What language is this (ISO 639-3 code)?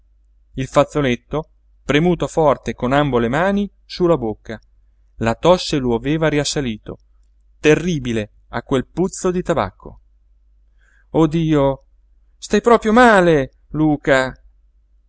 ita